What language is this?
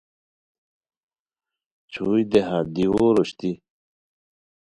Khowar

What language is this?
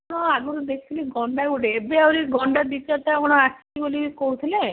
Odia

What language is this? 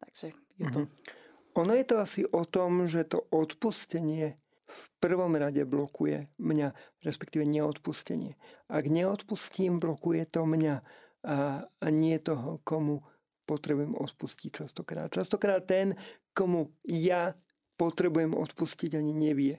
Slovak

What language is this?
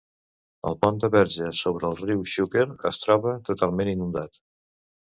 Catalan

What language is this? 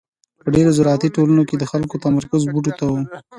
Pashto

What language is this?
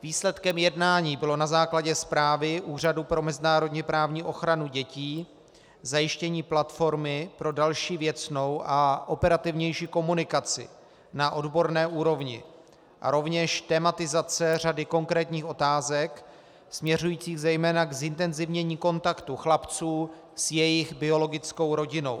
Czech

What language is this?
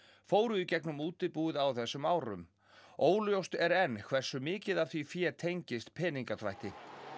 Icelandic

